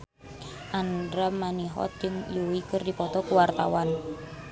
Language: Sundanese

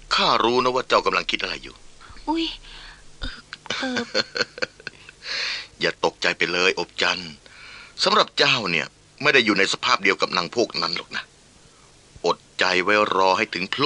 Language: Thai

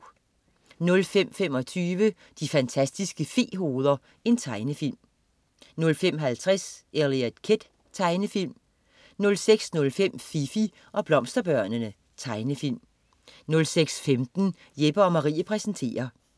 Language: Danish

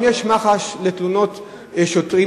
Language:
Hebrew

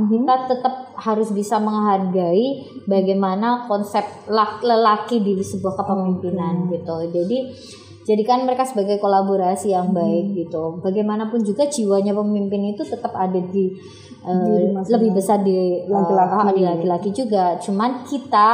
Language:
Indonesian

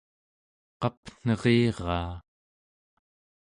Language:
Central Yupik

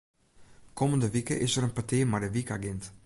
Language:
Western Frisian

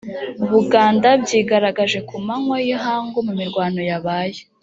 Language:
Kinyarwanda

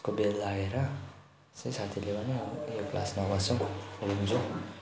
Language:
Nepali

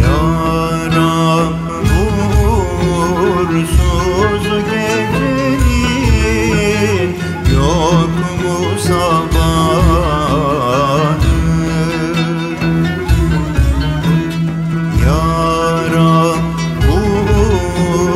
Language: Arabic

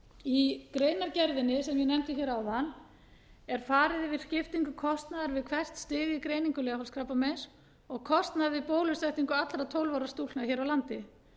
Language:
Icelandic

